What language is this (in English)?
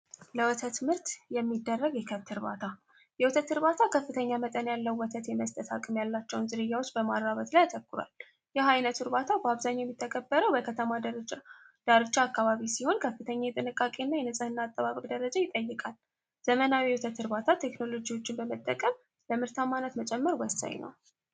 Amharic